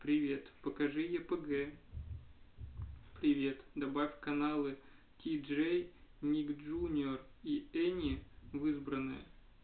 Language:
Russian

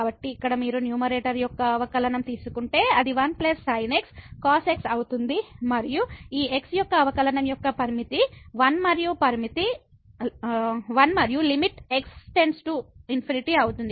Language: Telugu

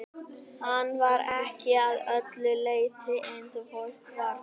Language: Icelandic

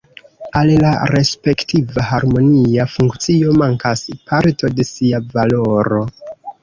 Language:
Esperanto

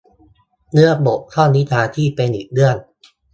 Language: Thai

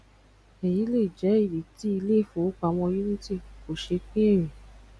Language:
Yoruba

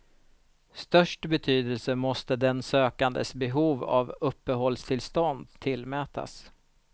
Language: Swedish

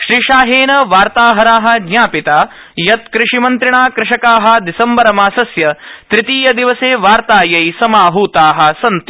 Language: Sanskrit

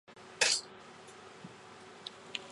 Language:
Chinese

